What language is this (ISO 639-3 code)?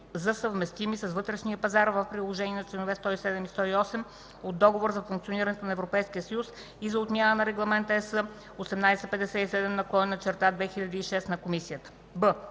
bul